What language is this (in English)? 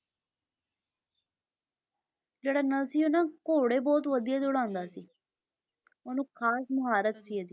Punjabi